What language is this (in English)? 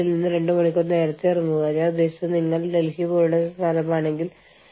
Malayalam